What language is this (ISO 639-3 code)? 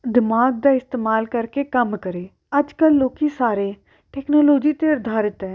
pan